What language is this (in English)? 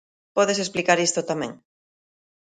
Galician